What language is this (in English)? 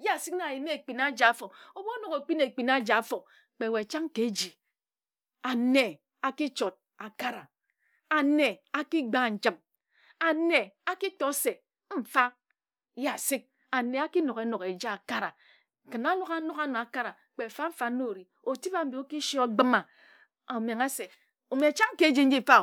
Ejagham